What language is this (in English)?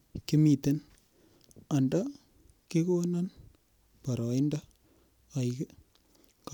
Kalenjin